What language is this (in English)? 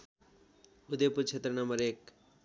Nepali